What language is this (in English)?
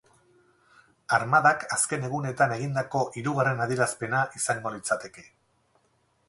Basque